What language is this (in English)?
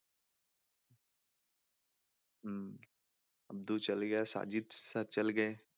Punjabi